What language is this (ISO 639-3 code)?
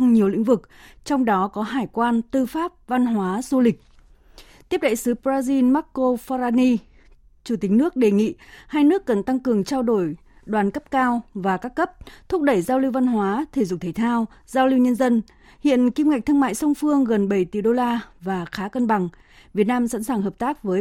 vie